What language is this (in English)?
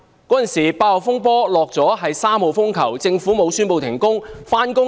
Cantonese